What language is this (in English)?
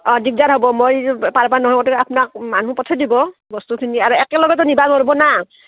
Assamese